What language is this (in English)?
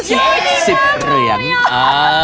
Thai